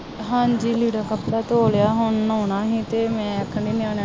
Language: Punjabi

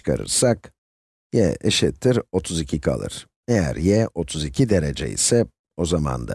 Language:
Turkish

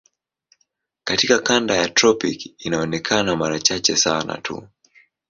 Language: Swahili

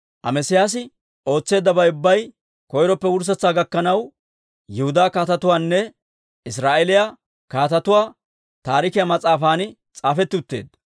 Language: Dawro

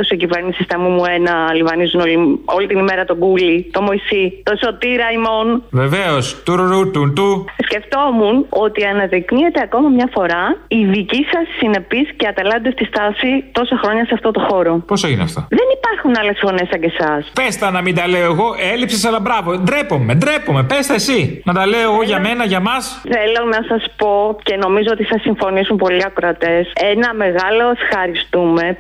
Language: Greek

